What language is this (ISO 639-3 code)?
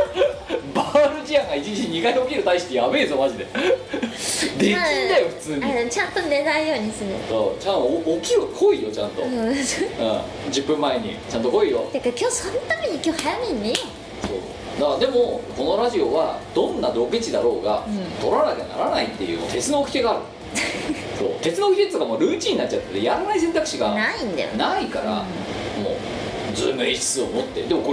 jpn